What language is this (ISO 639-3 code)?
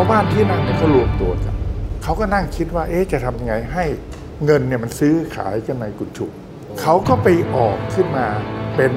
tha